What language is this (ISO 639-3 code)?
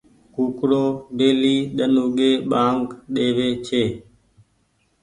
gig